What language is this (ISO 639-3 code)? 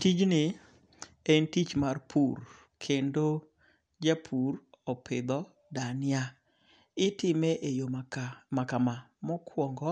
luo